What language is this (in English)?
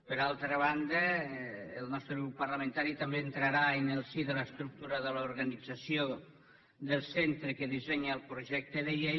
Catalan